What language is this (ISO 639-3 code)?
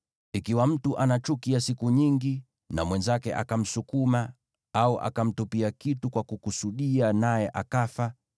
swa